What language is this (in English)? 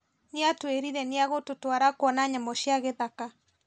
Kikuyu